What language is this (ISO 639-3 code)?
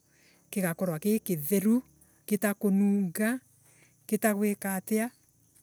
ebu